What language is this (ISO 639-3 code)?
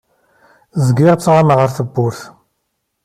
kab